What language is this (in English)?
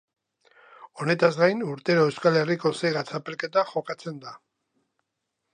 Basque